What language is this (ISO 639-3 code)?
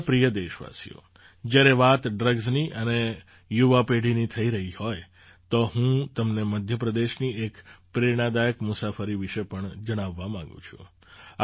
guj